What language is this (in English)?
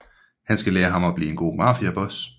Danish